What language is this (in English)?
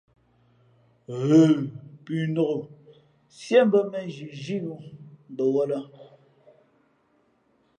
Fe'fe'